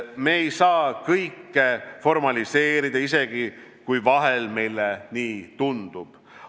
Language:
Estonian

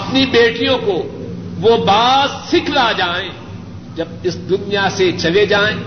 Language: Urdu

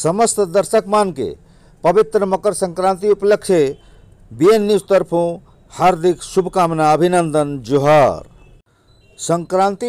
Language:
Hindi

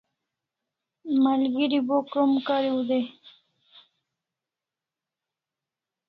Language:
Kalasha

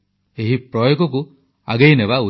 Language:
Odia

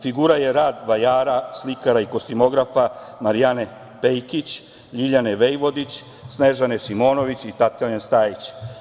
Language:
Serbian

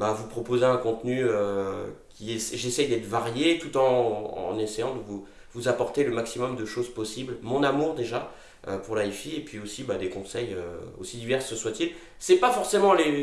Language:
French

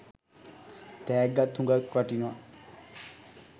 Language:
Sinhala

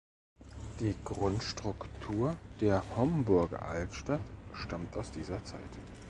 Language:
German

